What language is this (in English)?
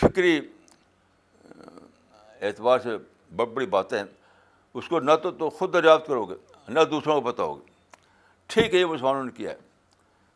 Urdu